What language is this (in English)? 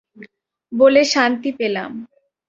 Bangla